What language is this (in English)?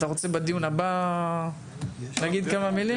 Hebrew